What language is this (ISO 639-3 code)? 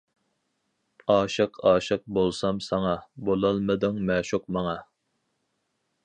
uig